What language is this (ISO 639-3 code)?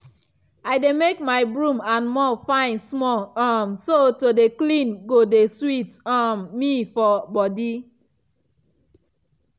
pcm